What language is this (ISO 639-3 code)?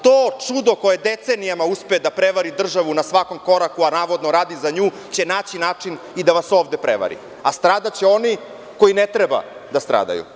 srp